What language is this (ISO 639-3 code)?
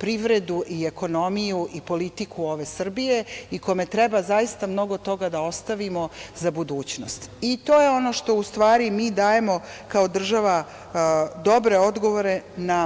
srp